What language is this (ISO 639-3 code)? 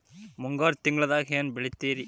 kan